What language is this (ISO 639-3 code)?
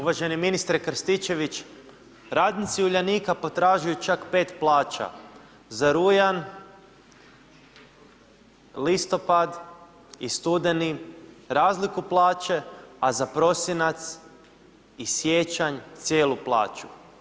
hrv